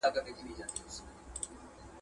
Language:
Pashto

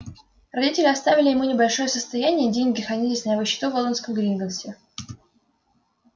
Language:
Russian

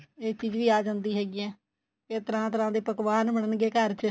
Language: Punjabi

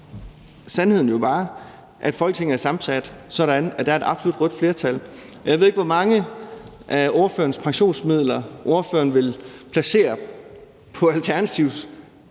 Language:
Danish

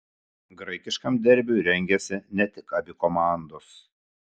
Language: Lithuanian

